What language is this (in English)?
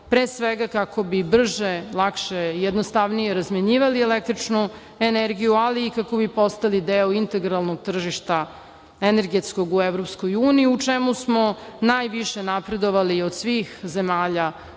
Serbian